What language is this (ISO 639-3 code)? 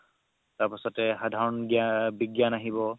asm